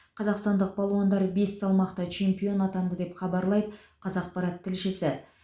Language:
Kazakh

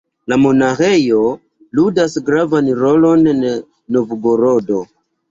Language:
Esperanto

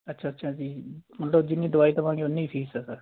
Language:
Punjabi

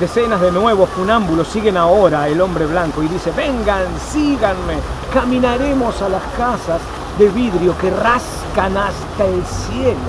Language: Spanish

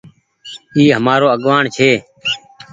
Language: Goaria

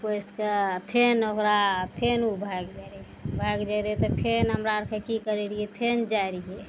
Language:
Maithili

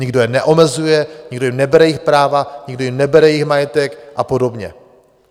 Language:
Czech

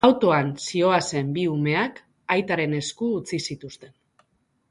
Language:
Basque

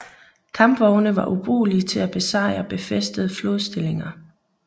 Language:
Danish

